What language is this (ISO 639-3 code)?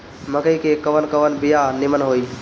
bho